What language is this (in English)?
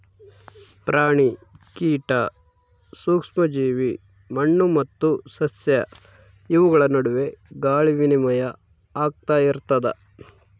Kannada